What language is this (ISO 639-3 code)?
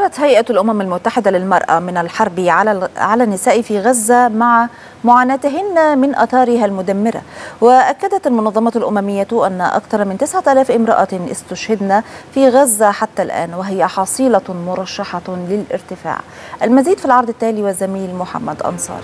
ara